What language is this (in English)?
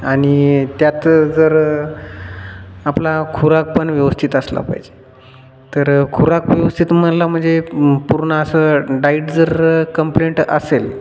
Marathi